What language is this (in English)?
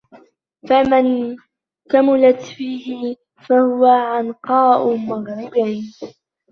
Arabic